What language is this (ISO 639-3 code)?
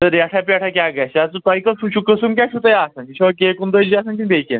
kas